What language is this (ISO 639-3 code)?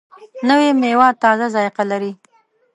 pus